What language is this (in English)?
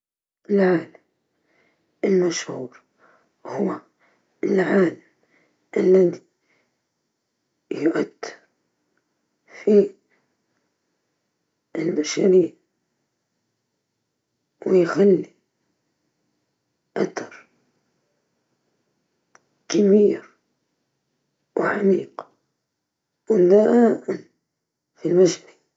Libyan Arabic